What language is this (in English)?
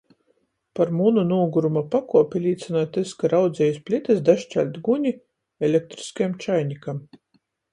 Latgalian